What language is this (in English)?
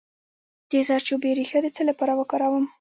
Pashto